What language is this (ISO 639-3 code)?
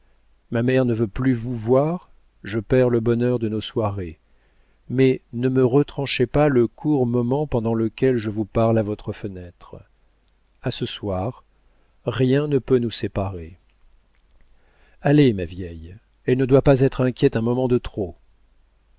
fra